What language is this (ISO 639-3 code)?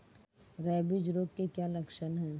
hin